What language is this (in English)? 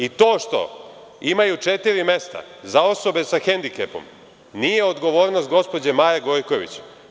Serbian